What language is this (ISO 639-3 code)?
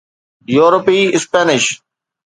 snd